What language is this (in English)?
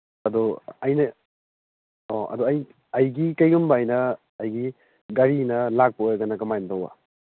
Manipuri